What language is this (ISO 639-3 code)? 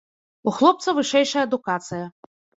bel